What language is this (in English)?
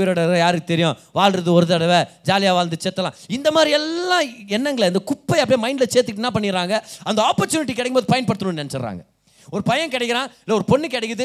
Tamil